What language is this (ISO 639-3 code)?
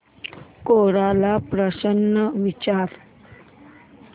mar